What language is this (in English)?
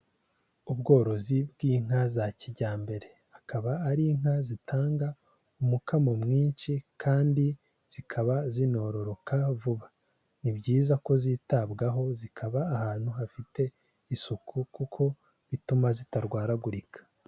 Kinyarwanda